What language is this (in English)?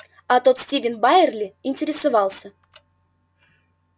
Russian